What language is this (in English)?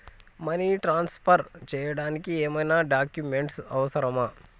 Telugu